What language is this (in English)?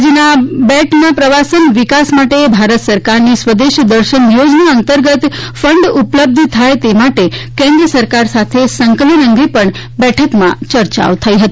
Gujarati